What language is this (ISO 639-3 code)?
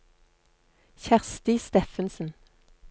nor